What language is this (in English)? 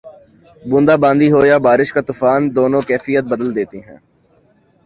Urdu